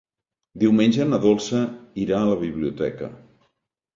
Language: Catalan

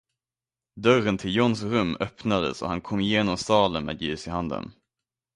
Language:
Swedish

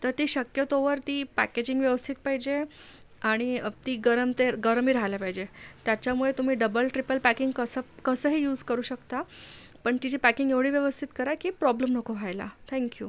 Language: Marathi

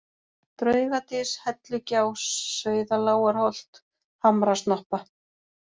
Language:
Icelandic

